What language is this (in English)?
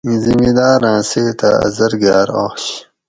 Gawri